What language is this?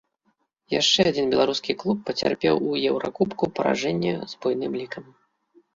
Belarusian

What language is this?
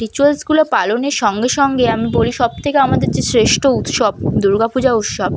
Bangla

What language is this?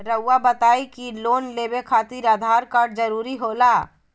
Magahi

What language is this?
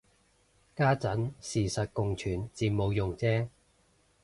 Cantonese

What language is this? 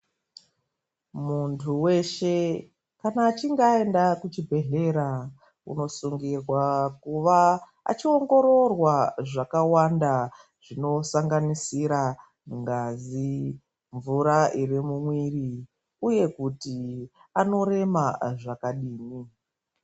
Ndau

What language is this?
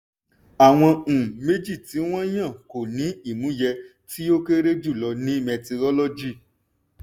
Yoruba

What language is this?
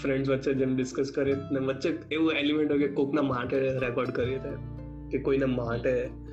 Gujarati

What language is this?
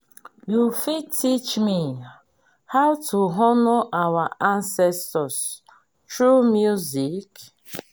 Nigerian Pidgin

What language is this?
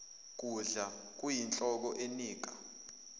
Zulu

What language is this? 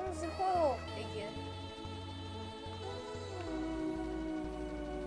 Spanish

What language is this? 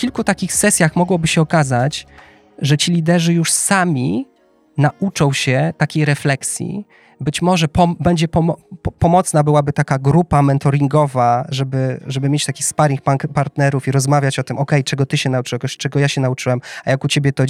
Polish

